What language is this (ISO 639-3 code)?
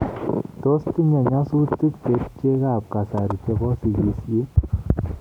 kln